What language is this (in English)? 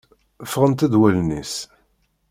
Kabyle